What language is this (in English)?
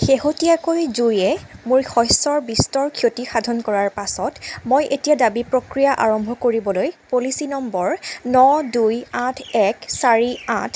Assamese